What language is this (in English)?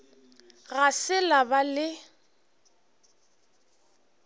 Northern Sotho